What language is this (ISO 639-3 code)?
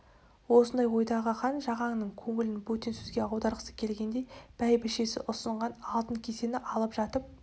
kaz